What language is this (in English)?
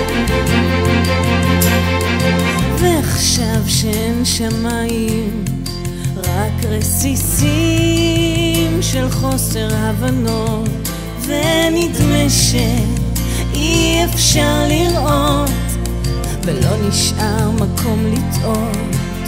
Hebrew